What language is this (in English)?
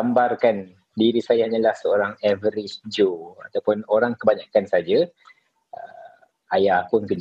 Malay